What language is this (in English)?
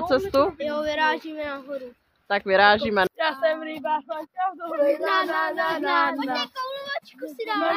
Czech